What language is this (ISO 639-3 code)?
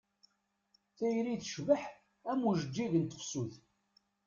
kab